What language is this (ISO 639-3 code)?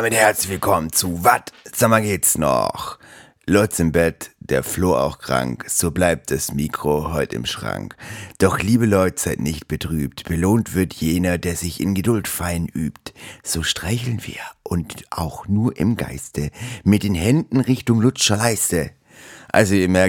deu